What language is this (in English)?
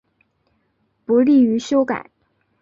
Chinese